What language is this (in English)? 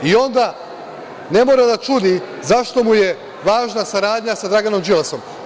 Serbian